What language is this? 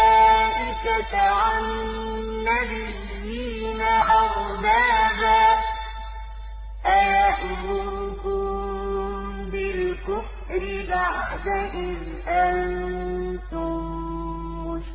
Arabic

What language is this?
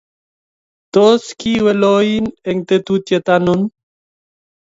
Kalenjin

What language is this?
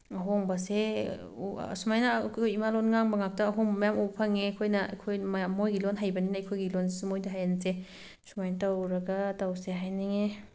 Manipuri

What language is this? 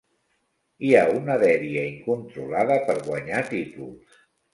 Catalan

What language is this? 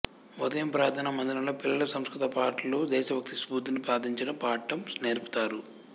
Telugu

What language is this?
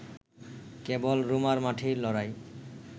Bangla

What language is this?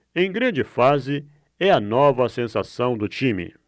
Portuguese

